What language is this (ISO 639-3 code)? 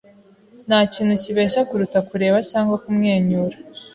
kin